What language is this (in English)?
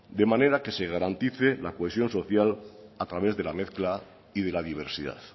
Spanish